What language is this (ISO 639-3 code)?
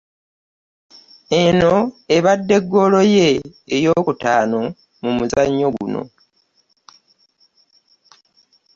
lug